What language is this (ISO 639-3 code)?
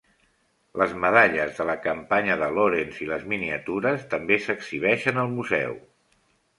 cat